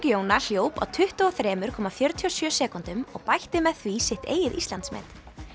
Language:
Icelandic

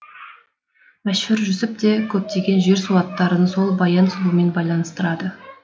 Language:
Kazakh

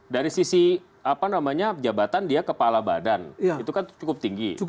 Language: Indonesian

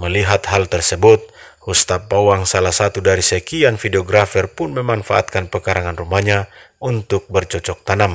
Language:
Indonesian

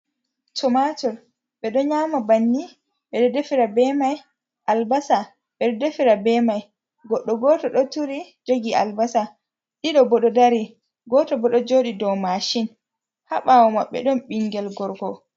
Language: Fula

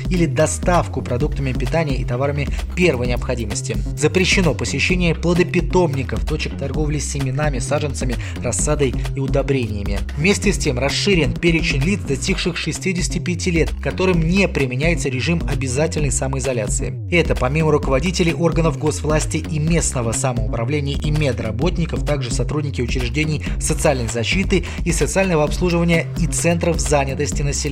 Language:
Russian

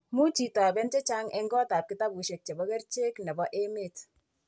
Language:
Kalenjin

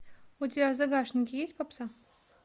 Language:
Russian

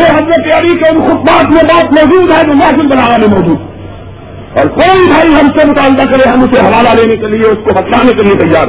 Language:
Urdu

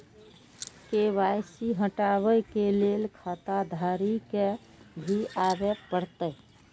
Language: Maithili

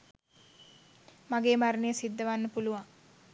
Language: Sinhala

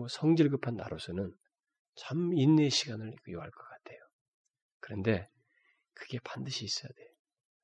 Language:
Korean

